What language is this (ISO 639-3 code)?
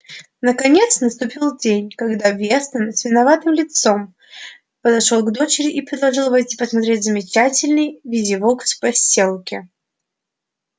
rus